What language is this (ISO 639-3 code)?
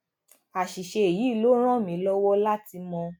yor